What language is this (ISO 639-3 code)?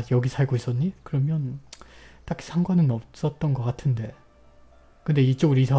kor